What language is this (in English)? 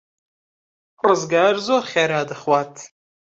Central Kurdish